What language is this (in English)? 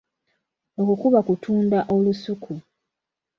Ganda